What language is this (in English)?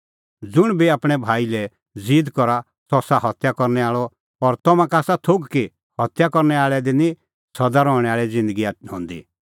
Kullu Pahari